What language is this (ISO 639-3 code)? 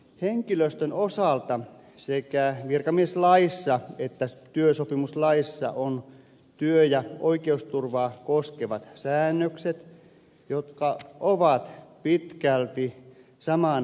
fin